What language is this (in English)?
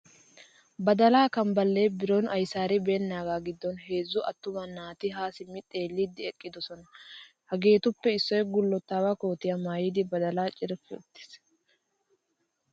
Wolaytta